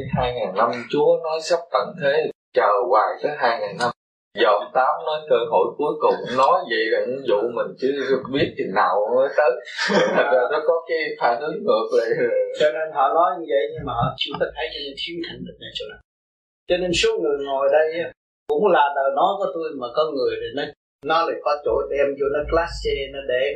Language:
Vietnamese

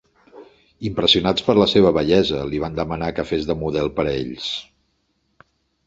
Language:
Catalan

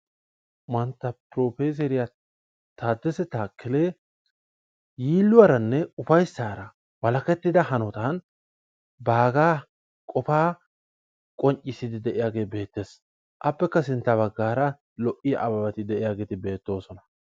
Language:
Wolaytta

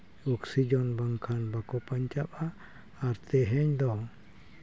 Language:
Santali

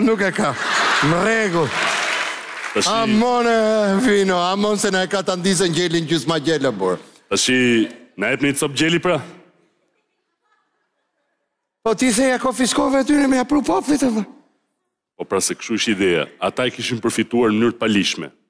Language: Greek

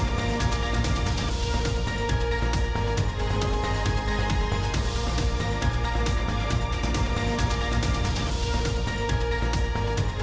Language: Thai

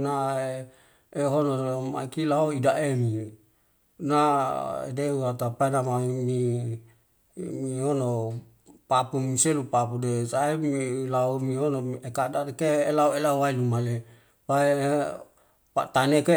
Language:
Wemale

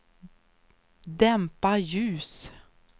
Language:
Swedish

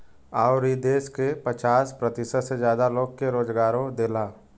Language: Bhojpuri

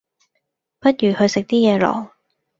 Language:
Cantonese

